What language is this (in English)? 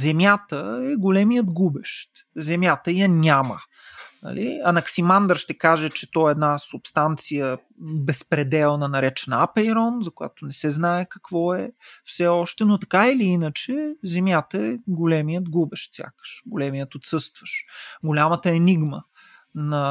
Bulgarian